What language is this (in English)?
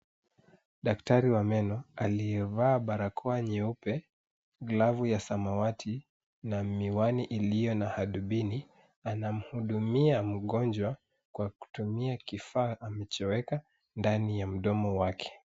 Swahili